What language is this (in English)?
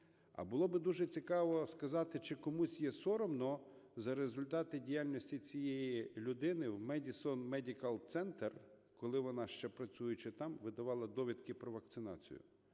Ukrainian